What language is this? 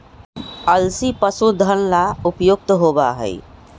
Magahi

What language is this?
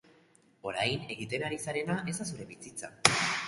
Basque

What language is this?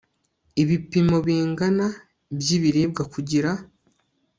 Kinyarwanda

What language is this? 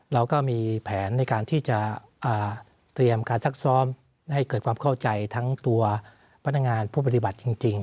Thai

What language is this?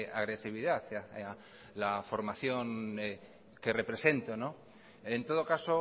Spanish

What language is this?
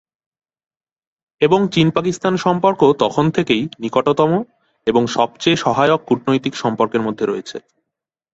Bangla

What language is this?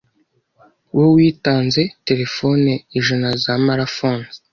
Kinyarwanda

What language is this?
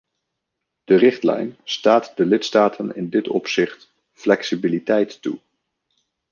Dutch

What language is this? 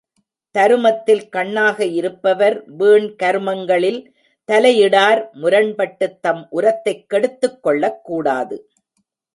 Tamil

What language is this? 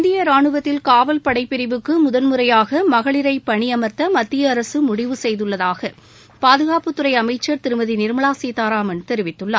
Tamil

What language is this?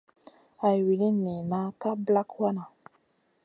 Masana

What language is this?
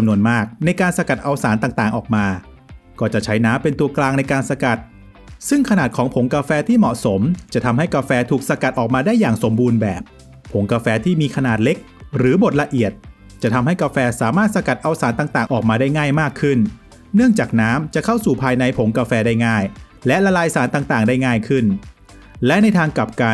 Thai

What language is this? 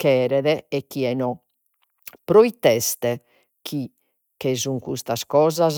Sardinian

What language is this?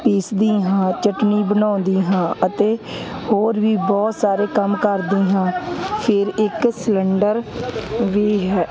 Punjabi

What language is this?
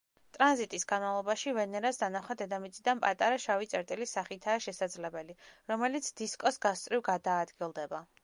Georgian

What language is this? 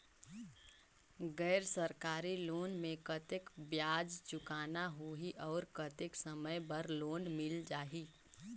Chhattisgarhi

